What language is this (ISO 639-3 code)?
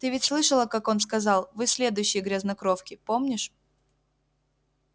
rus